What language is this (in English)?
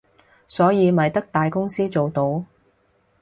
Cantonese